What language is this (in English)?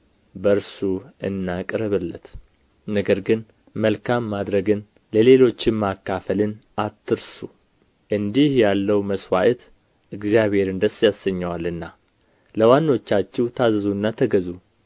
Amharic